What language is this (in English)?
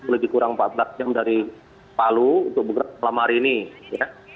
Indonesian